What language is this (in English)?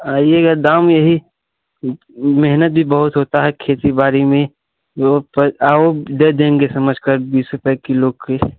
Hindi